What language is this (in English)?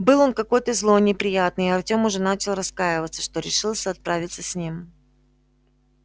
Russian